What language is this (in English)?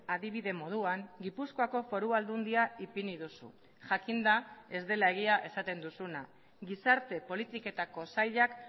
Basque